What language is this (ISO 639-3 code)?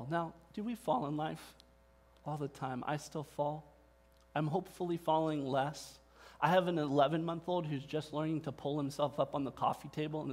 eng